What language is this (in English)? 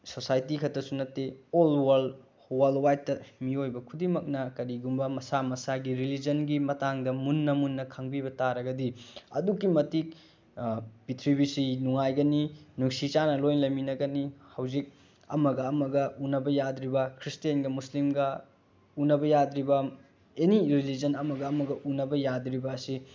Manipuri